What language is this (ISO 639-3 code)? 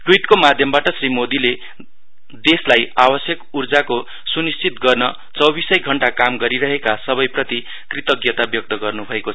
nep